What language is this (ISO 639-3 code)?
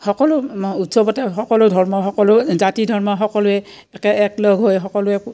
asm